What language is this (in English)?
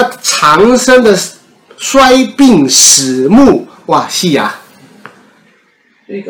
Chinese